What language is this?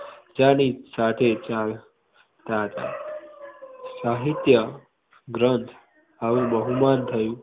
Gujarati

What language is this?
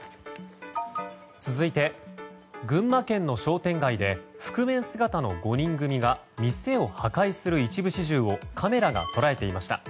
Japanese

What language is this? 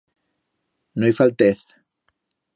Aragonese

